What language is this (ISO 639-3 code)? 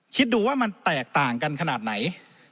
tha